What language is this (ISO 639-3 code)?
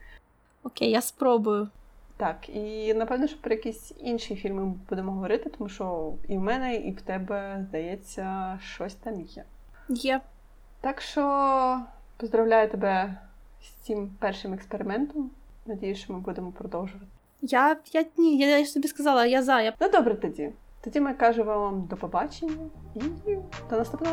ukr